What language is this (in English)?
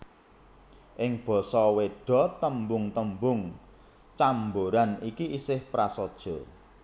Javanese